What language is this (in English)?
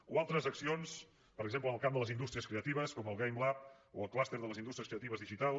Catalan